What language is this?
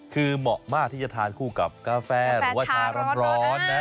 Thai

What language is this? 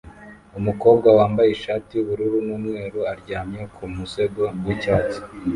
Kinyarwanda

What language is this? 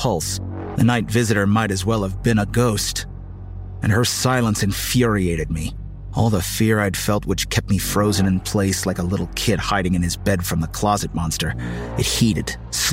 English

